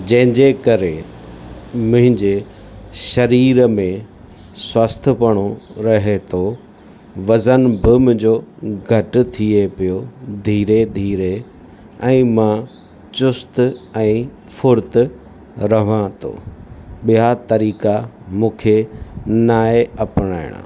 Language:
Sindhi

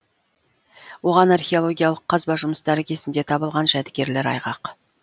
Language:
Kazakh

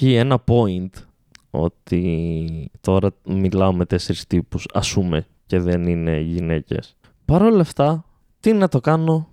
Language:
Greek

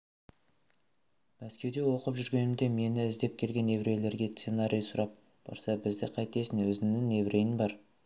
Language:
Kazakh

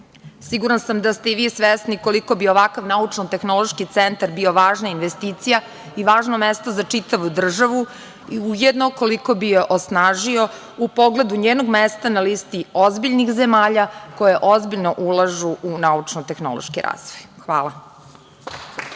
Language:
Serbian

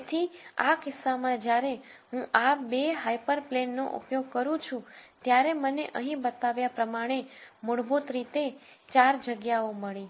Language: Gujarati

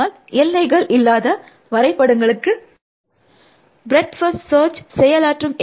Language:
Tamil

